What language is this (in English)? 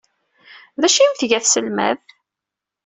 Kabyle